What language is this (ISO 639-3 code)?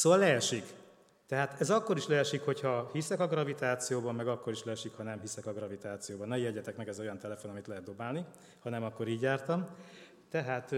hun